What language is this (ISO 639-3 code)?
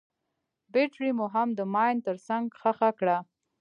pus